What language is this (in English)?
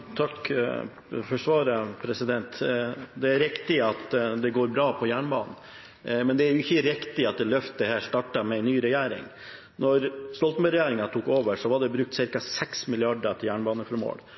Norwegian Bokmål